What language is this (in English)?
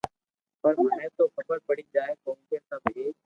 Loarki